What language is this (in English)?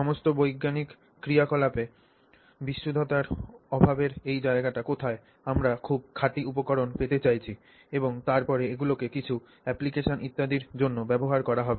Bangla